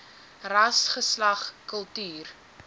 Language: Afrikaans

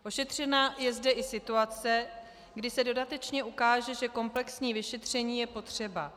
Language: Czech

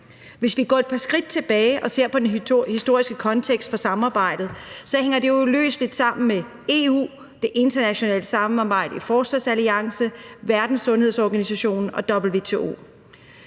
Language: Danish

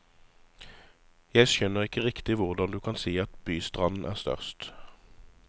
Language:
Norwegian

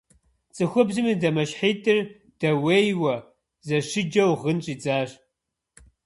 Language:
Kabardian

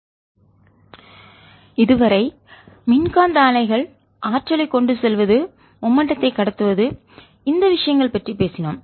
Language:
Tamil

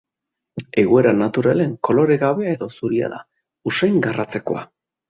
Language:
Basque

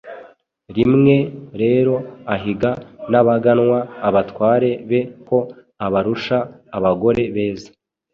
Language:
Kinyarwanda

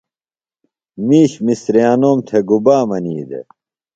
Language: Phalura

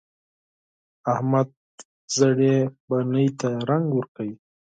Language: Pashto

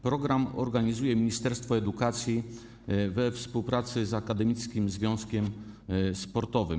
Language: Polish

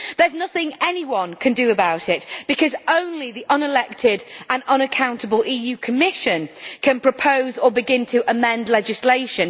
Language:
English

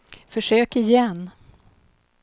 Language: Swedish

